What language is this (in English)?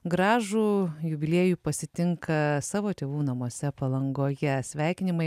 Lithuanian